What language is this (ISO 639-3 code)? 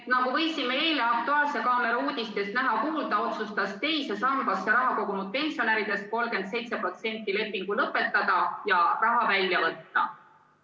est